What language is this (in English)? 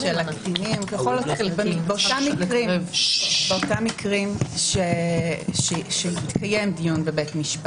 Hebrew